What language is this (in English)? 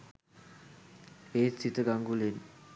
Sinhala